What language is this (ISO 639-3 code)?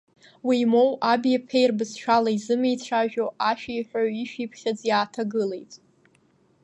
abk